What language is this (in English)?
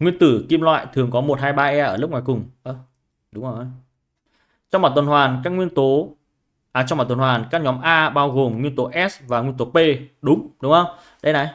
Vietnamese